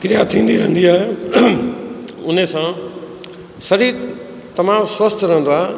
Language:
Sindhi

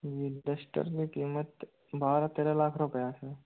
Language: Hindi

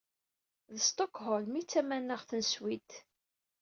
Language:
Kabyle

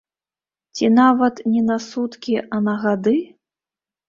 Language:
Belarusian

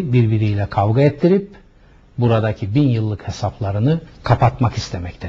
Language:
Turkish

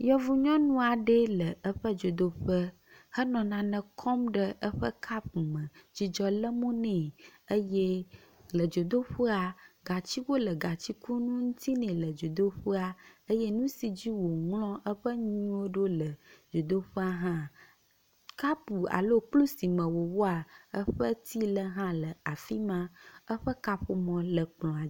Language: Ewe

